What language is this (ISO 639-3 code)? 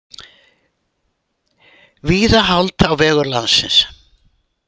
isl